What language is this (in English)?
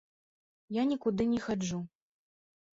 Belarusian